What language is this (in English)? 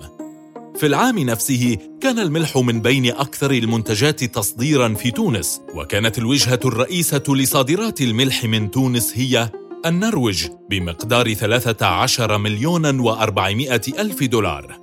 Arabic